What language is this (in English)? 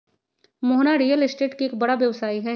Magahi